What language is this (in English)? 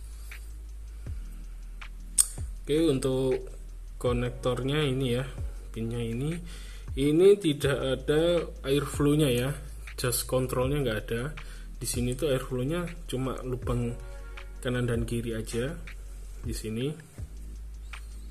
Indonesian